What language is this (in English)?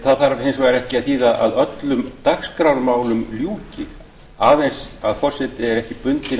Icelandic